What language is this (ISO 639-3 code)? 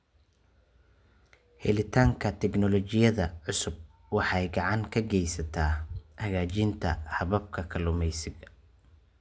som